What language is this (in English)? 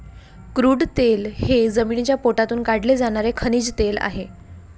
Marathi